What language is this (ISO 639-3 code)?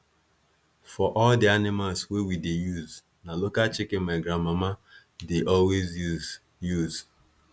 pcm